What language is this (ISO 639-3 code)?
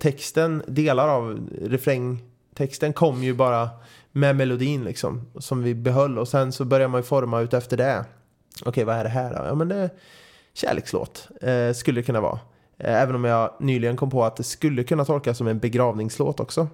swe